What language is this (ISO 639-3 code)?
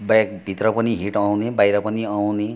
nep